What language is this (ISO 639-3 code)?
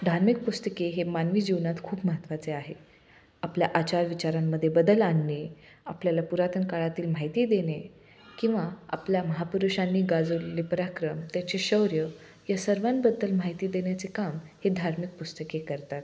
mar